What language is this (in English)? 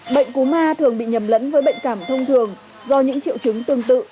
Vietnamese